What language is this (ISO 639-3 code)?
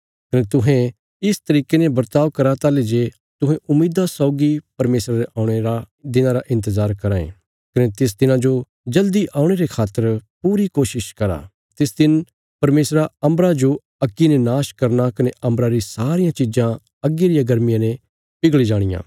kfs